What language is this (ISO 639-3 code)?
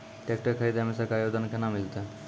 mai